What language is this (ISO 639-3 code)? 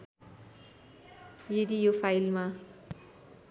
nep